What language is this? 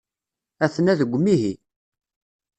Kabyle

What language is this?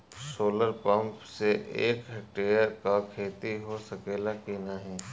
Bhojpuri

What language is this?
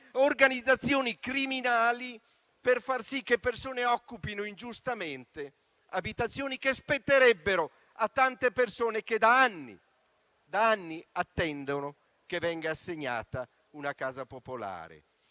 Italian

